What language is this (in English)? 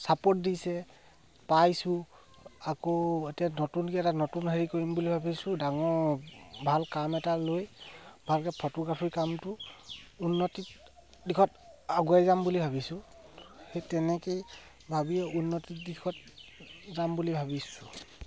Assamese